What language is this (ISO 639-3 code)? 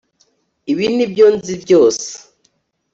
kin